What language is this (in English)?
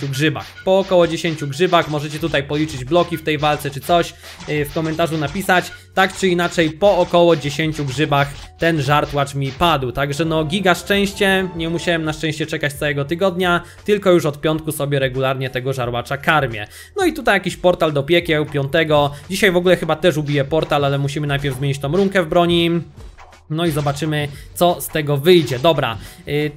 Polish